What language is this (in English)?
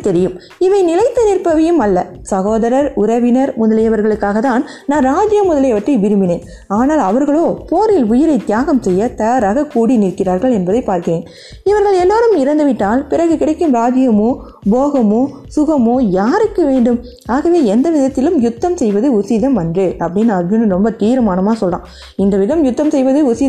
Tamil